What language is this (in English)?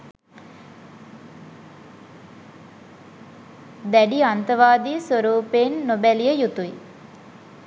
Sinhala